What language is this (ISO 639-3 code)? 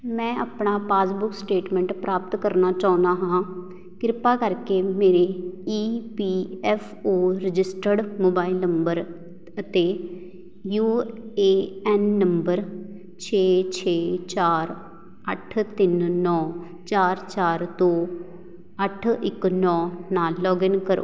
pan